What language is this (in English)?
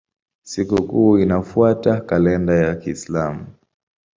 Swahili